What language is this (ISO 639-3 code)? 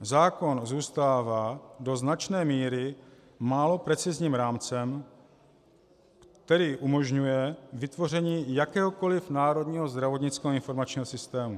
ces